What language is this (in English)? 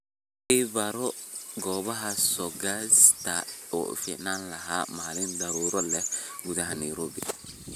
Somali